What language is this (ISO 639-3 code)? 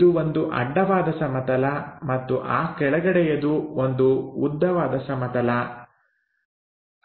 kan